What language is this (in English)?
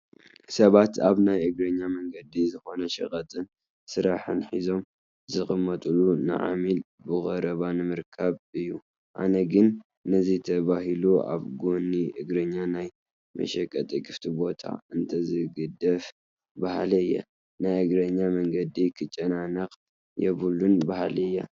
Tigrinya